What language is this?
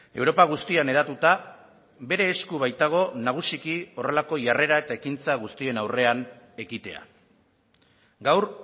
Basque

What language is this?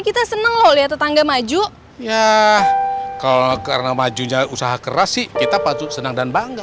Indonesian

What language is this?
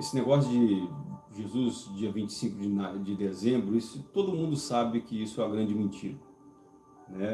Portuguese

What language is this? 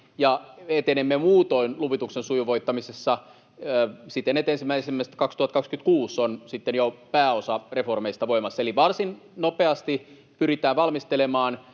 Finnish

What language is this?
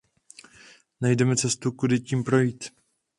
Czech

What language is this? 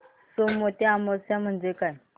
Marathi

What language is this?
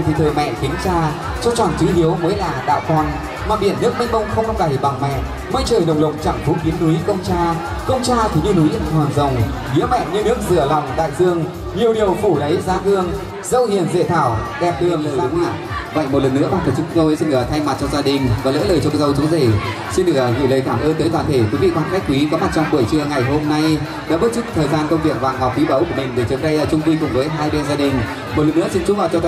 Vietnamese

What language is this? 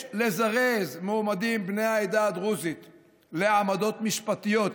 Hebrew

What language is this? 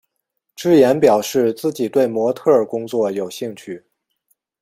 Chinese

